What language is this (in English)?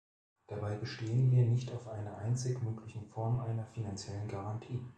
German